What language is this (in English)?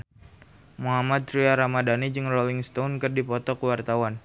Sundanese